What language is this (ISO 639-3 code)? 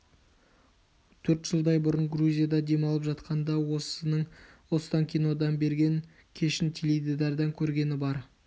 kaz